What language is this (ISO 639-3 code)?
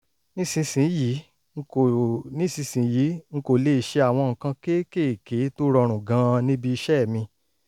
yor